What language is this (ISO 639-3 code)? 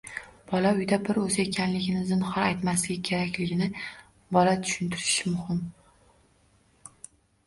uzb